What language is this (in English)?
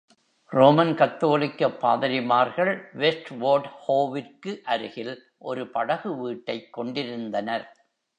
Tamil